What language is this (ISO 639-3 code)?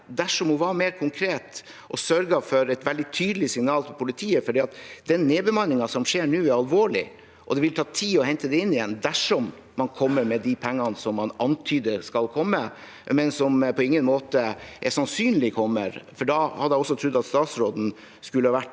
nor